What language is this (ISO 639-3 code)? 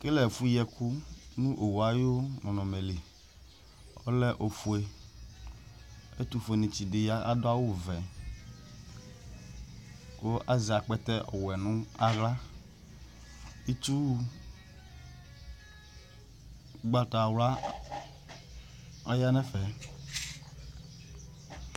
kpo